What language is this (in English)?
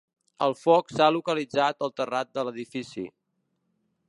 Catalan